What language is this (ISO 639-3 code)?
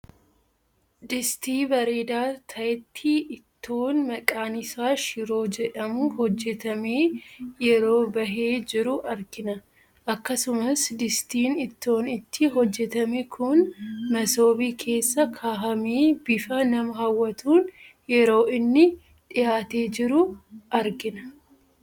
orm